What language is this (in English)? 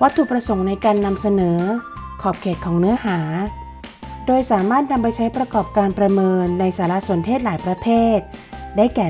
Thai